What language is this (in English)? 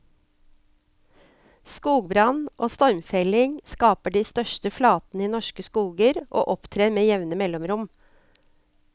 Norwegian